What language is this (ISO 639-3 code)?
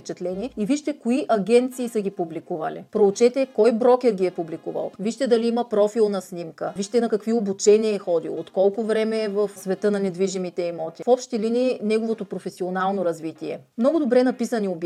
bul